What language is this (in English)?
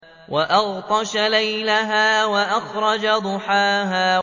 Arabic